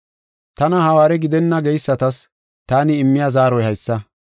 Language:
Gofa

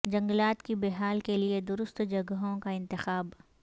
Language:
Urdu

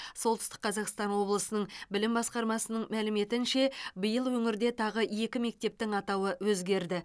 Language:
Kazakh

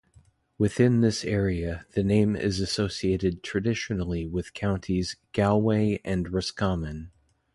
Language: English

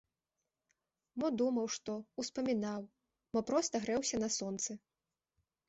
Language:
Belarusian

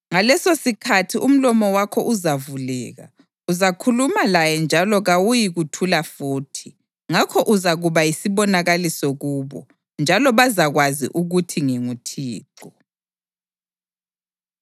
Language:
North Ndebele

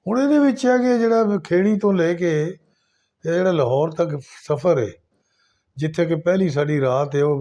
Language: Punjabi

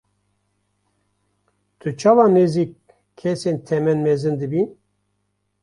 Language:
Kurdish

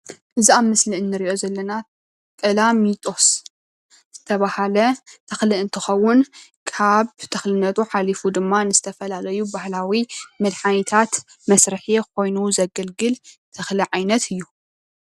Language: Tigrinya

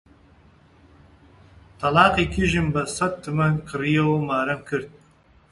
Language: Central Kurdish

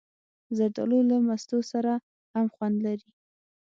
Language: Pashto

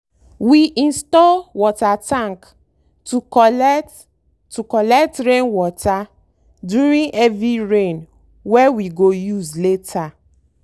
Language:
Nigerian Pidgin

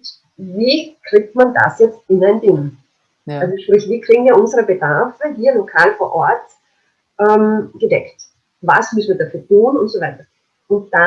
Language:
German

